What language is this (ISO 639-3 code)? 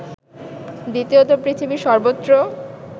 ben